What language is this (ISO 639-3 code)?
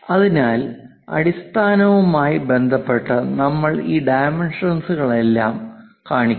mal